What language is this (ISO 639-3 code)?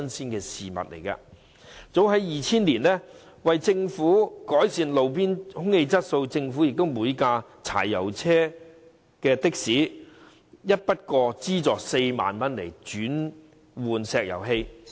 yue